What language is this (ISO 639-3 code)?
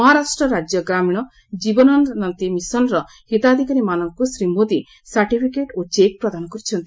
ori